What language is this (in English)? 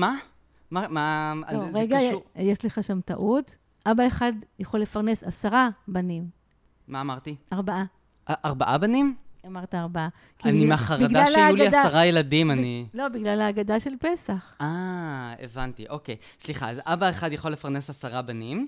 Hebrew